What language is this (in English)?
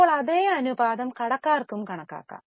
Malayalam